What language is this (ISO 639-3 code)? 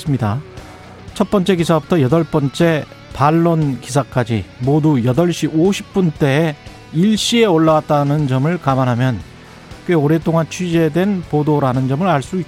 kor